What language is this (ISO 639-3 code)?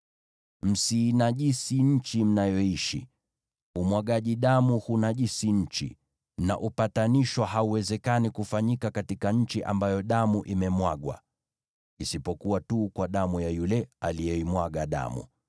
swa